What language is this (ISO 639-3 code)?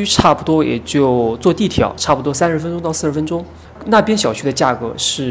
zho